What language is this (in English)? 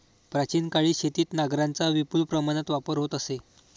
Marathi